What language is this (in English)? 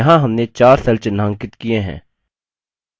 Hindi